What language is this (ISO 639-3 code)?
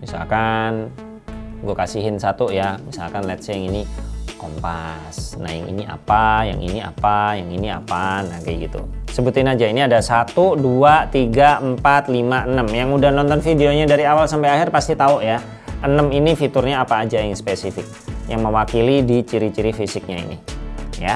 ind